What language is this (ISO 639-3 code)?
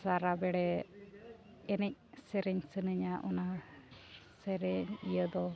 sat